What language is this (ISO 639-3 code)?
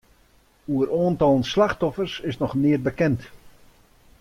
fry